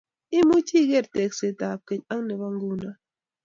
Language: Kalenjin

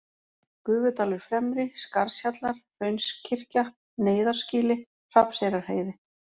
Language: Icelandic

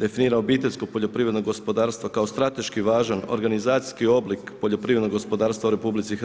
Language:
Croatian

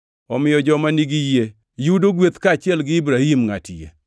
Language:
Luo (Kenya and Tanzania)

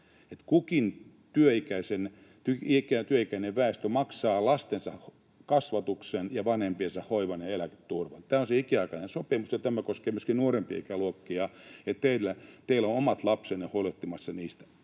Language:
Finnish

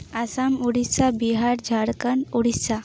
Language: Santali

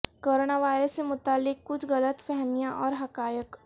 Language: Urdu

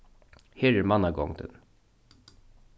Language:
Faroese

